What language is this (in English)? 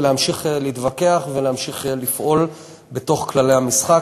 Hebrew